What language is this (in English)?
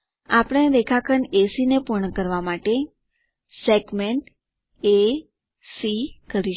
Gujarati